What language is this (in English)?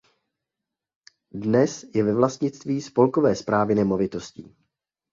Czech